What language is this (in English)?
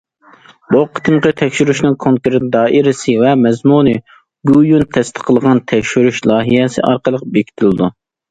Uyghur